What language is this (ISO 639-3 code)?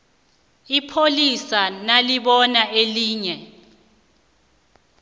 nbl